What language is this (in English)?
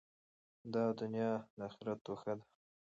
Pashto